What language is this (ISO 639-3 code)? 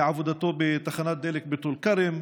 heb